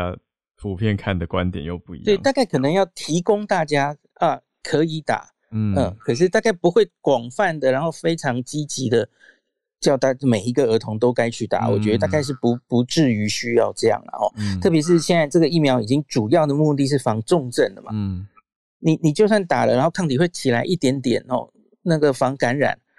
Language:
Chinese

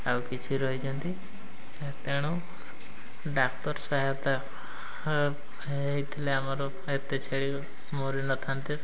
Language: Odia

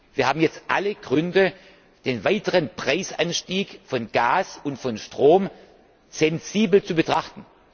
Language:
German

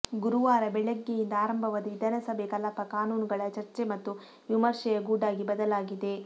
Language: Kannada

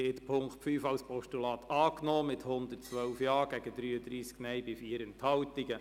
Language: Swiss German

